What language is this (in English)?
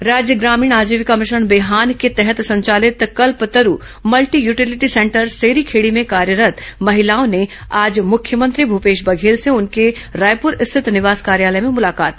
Hindi